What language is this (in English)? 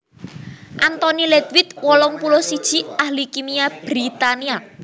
Javanese